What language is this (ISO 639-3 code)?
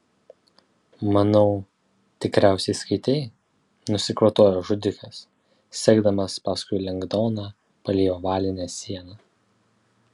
lit